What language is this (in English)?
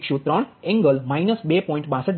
Gujarati